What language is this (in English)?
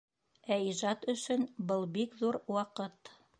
Bashkir